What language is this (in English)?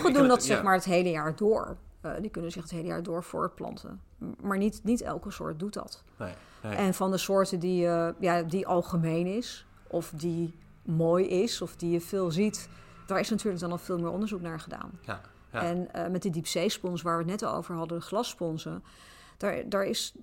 Dutch